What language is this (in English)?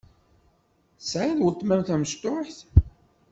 Kabyle